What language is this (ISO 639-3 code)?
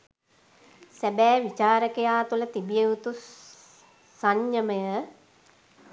sin